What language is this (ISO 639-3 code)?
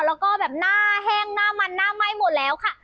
tha